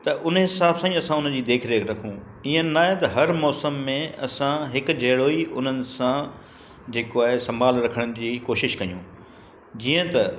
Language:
Sindhi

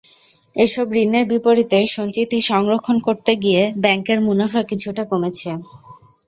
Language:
Bangla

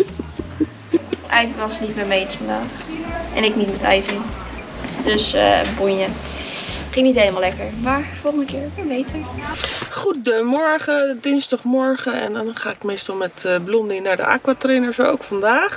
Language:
Dutch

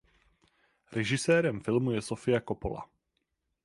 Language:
Czech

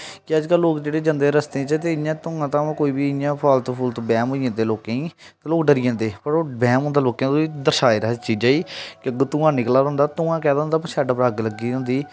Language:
Dogri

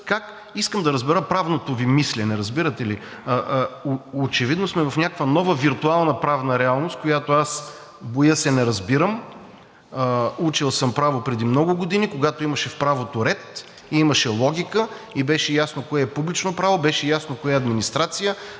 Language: Bulgarian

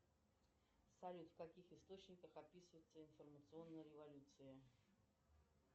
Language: Russian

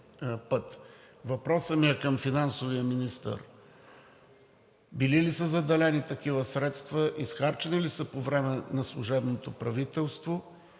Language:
Bulgarian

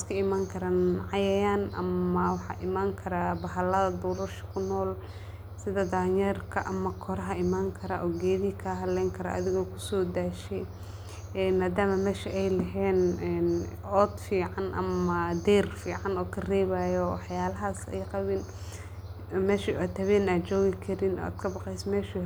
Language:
Somali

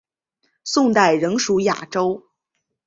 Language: Chinese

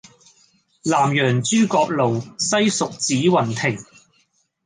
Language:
Cantonese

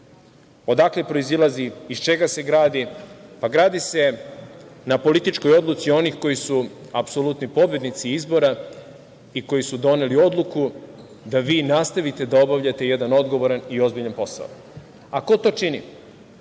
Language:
Serbian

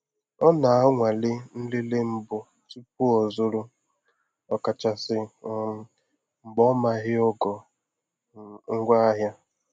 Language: Igbo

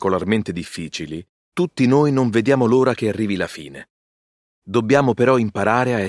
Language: Italian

